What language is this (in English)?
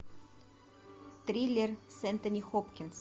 Russian